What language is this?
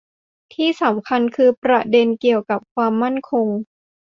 Thai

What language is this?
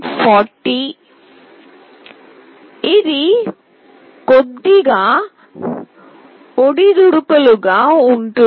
Telugu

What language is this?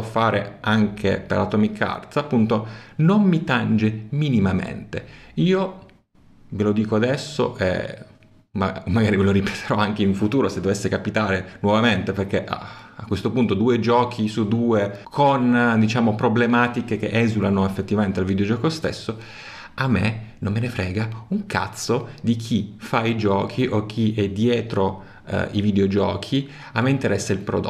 Italian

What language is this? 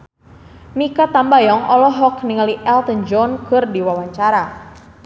Sundanese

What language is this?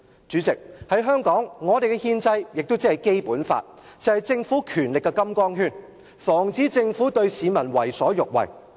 Cantonese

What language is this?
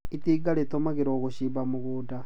Kikuyu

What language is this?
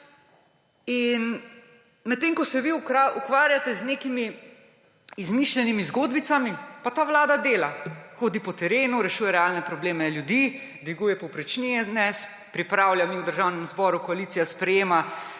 Slovenian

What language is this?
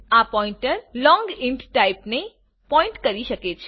Gujarati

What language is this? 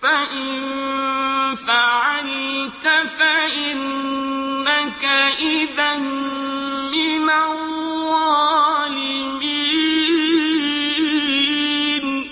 Arabic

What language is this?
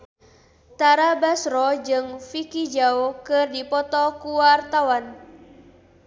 Sundanese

